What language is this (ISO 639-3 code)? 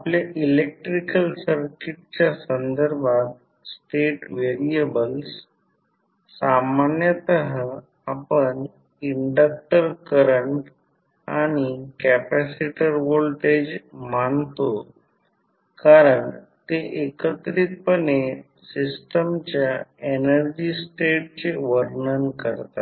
mar